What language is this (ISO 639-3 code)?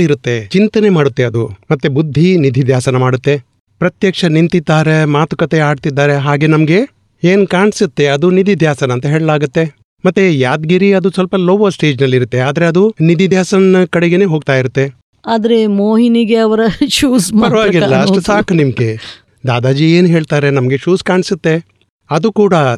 guj